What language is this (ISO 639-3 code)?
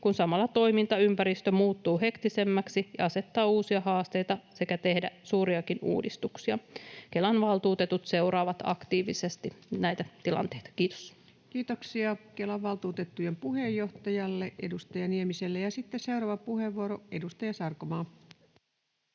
fin